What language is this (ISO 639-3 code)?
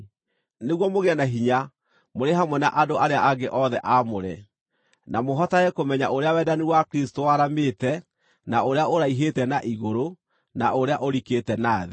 kik